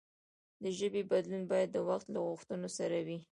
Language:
Pashto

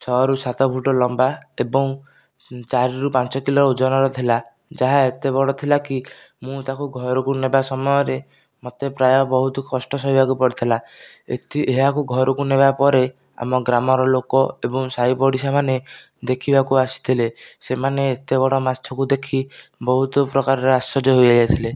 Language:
Odia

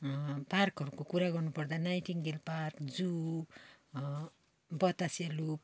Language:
Nepali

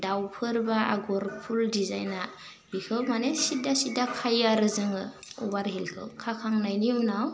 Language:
Bodo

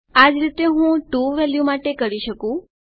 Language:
Gujarati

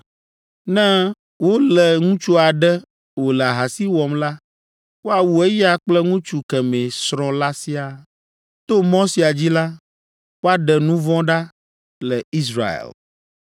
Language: Ewe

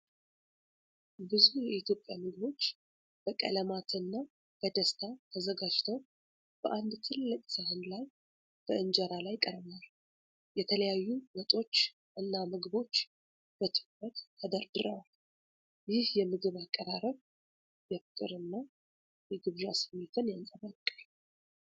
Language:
Amharic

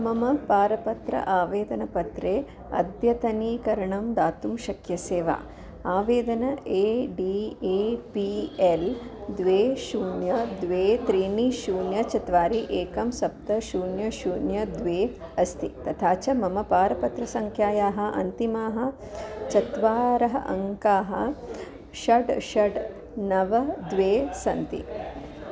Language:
Sanskrit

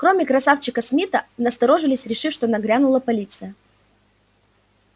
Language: Russian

